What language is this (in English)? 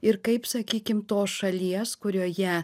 Lithuanian